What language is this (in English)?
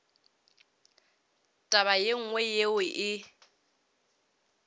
Northern Sotho